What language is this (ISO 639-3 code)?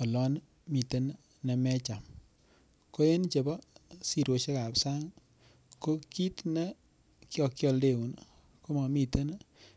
kln